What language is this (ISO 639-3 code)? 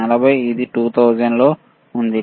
tel